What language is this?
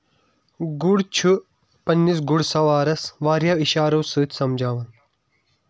Kashmiri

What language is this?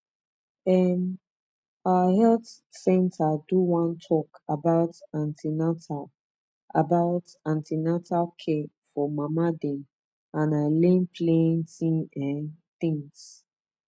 Nigerian Pidgin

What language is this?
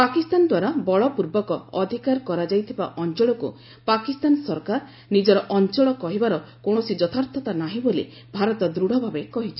Odia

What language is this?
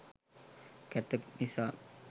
Sinhala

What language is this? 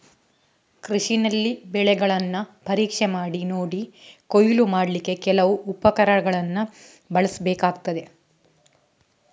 Kannada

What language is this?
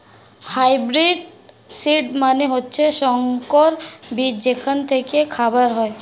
Bangla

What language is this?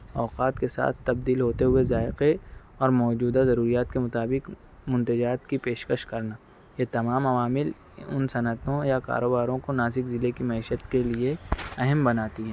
Urdu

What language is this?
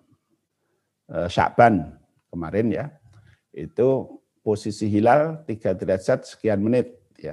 Indonesian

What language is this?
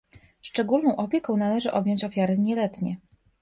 Polish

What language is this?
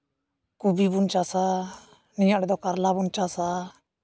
Santali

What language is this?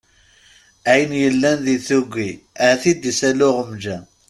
Kabyle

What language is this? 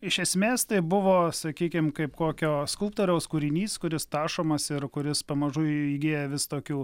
Lithuanian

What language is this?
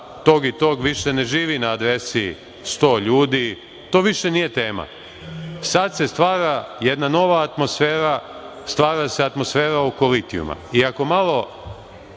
Serbian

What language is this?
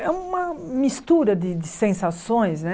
Portuguese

